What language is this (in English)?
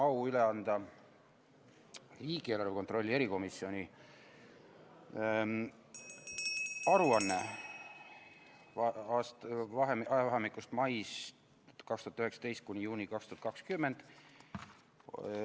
Estonian